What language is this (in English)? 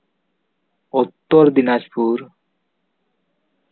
Santali